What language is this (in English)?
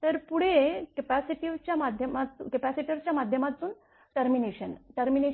Marathi